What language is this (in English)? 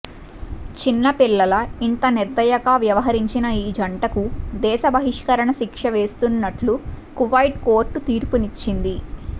Telugu